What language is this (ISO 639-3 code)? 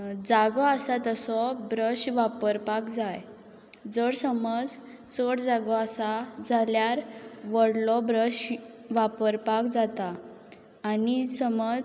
kok